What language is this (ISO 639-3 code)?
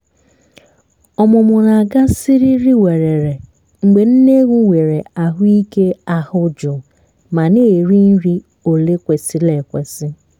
ibo